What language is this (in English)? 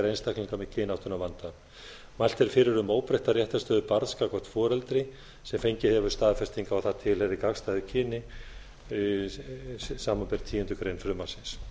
Icelandic